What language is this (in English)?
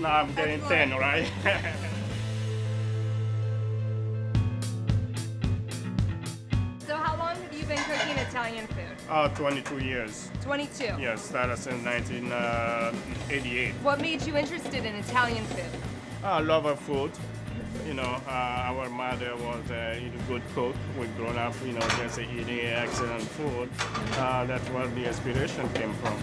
English